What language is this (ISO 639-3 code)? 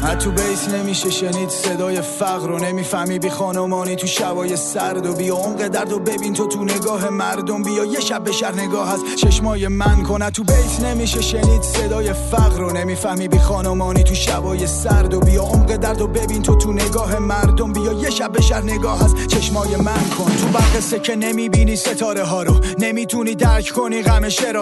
fas